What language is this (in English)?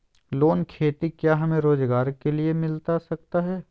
Magahi